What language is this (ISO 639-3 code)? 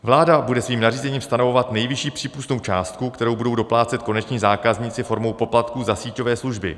ces